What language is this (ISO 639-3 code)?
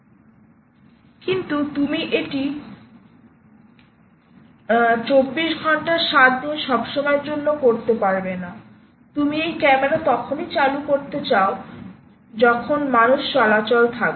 ben